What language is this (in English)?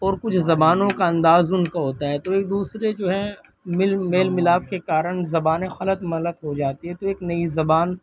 Urdu